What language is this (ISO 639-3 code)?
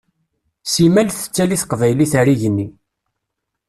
kab